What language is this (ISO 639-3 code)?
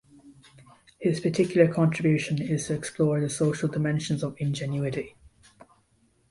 eng